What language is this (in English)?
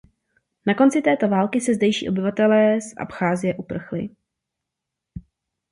Czech